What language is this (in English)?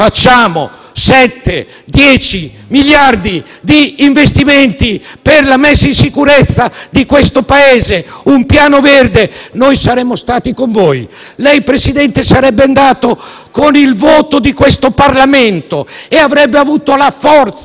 Italian